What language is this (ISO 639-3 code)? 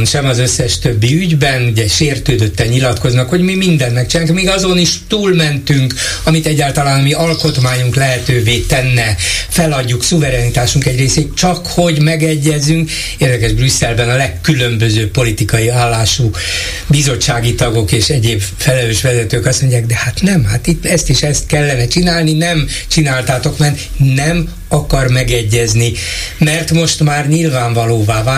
hun